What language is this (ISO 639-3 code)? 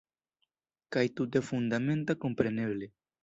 epo